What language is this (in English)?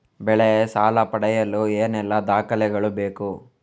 Kannada